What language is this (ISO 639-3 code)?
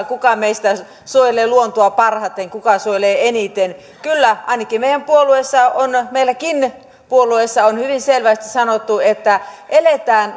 fin